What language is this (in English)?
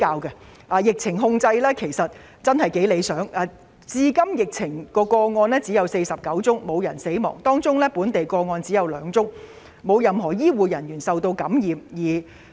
Cantonese